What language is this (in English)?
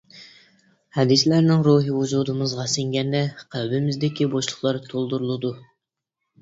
Uyghur